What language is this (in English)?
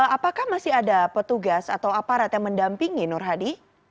Indonesian